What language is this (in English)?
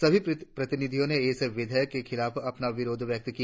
Hindi